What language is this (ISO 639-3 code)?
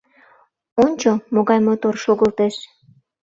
chm